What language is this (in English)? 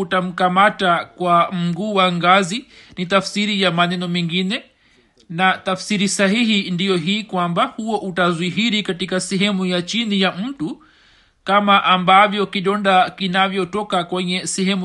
Swahili